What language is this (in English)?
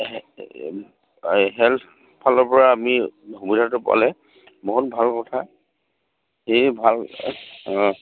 Assamese